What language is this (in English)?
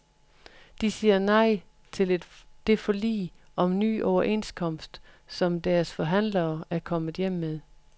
Danish